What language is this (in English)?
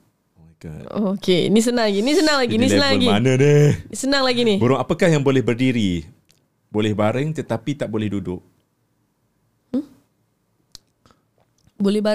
Malay